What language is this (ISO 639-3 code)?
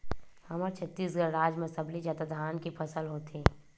hne